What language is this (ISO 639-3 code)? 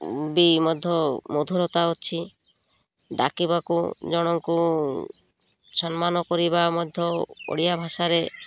ori